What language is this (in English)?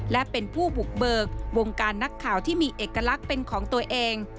Thai